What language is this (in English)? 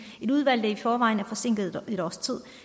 Danish